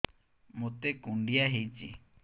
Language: Odia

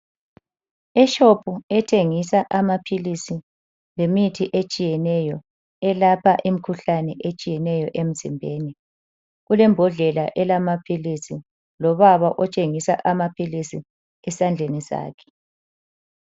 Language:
North Ndebele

